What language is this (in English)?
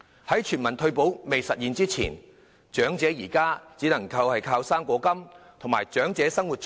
Cantonese